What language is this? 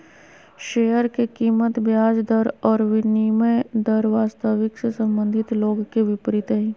Magahi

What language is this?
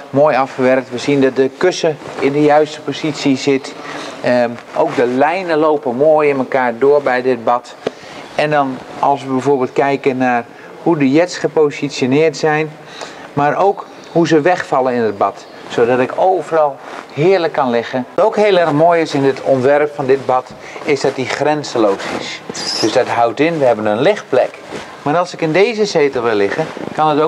Dutch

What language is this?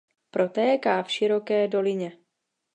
Czech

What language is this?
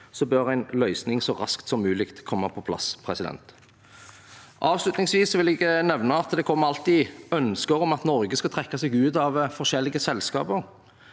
Norwegian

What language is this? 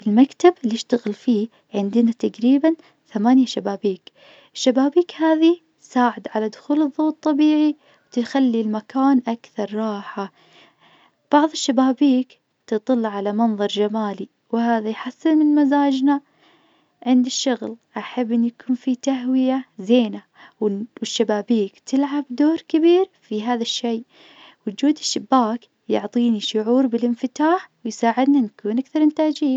Najdi Arabic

